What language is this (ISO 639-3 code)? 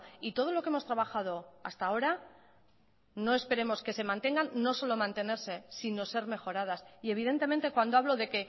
spa